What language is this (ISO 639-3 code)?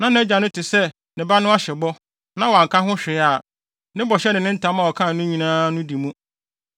aka